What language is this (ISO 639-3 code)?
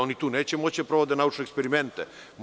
srp